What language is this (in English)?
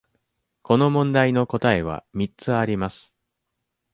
Japanese